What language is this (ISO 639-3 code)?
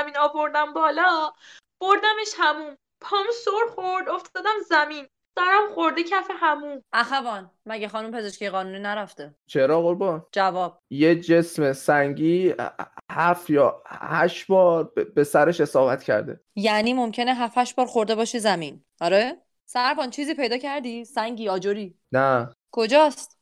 fas